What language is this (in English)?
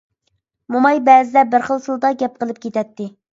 Uyghur